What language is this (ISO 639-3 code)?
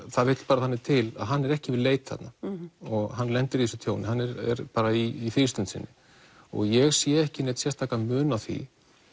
isl